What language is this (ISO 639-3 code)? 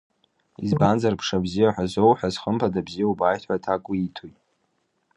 abk